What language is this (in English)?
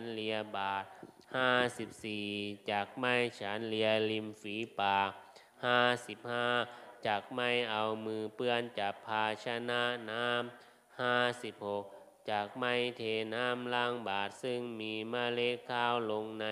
Thai